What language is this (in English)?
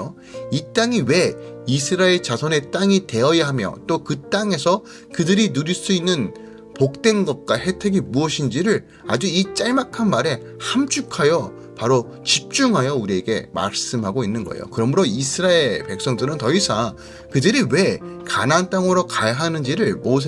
Korean